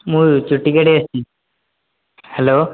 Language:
Odia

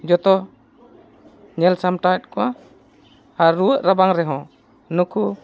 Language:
Santali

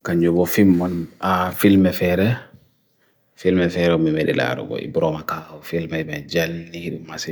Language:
Bagirmi Fulfulde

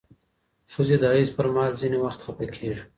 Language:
Pashto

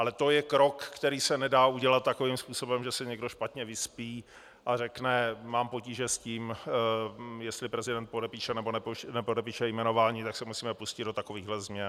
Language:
Czech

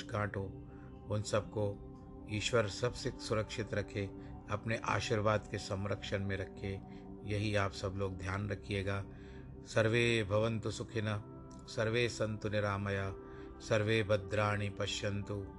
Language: Hindi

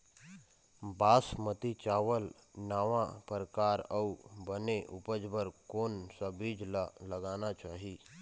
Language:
Chhattisgarhi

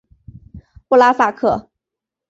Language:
Chinese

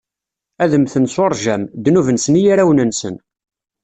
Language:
Kabyle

